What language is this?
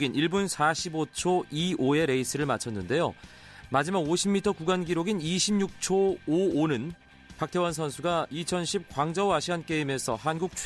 Korean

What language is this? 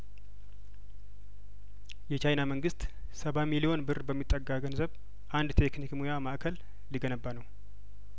Amharic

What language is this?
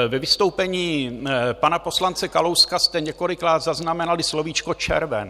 Czech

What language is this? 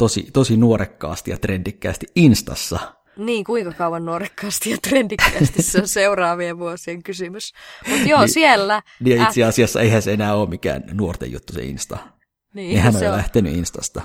Finnish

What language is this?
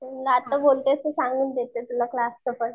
Marathi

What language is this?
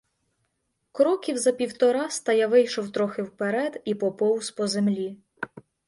Ukrainian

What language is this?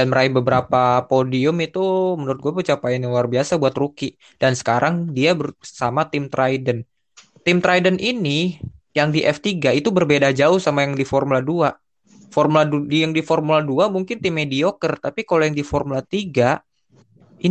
Indonesian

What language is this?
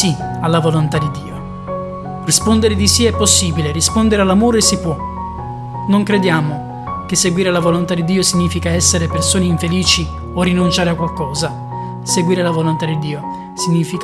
Italian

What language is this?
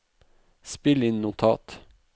Norwegian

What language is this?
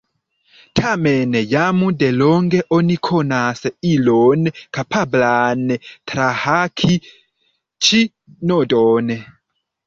Esperanto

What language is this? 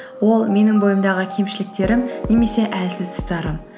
Kazakh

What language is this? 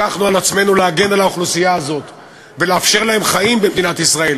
Hebrew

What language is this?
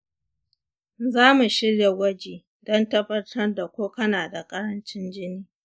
Hausa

